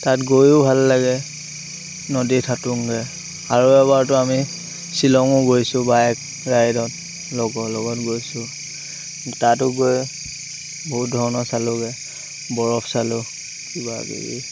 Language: Assamese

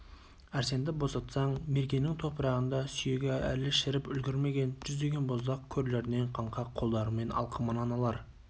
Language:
Kazakh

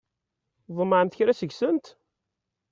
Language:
Kabyle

